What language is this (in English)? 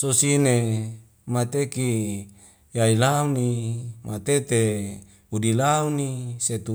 Wemale